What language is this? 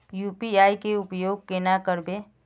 Magahi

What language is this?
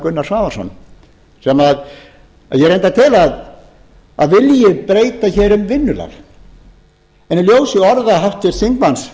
Icelandic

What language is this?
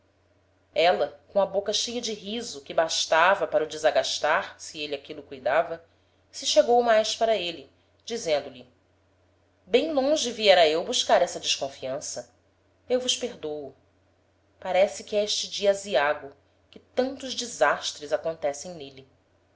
Portuguese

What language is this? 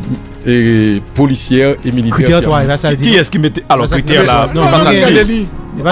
French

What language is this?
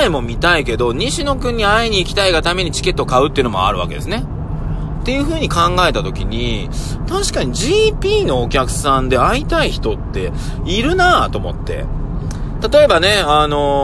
Japanese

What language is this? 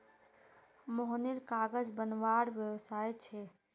Magahi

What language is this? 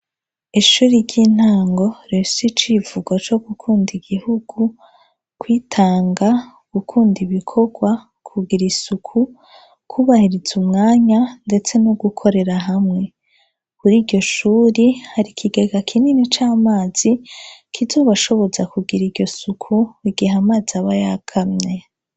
Rundi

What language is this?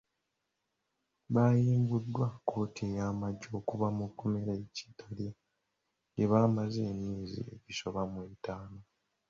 Ganda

